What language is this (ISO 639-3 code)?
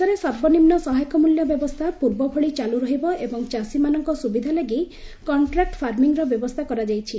ori